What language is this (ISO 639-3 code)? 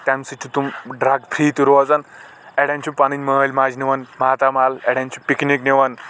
kas